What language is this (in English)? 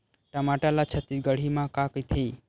Chhattisgarhi